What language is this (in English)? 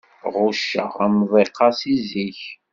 Kabyle